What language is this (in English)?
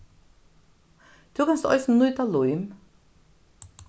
Faroese